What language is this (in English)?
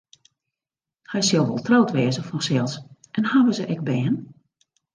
Western Frisian